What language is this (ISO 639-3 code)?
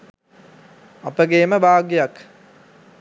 sin